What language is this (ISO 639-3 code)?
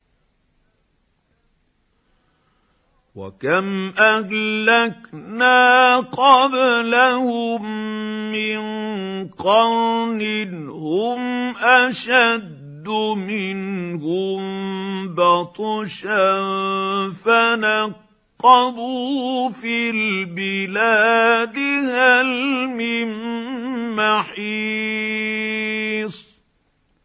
ara